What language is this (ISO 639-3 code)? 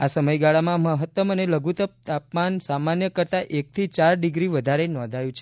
guj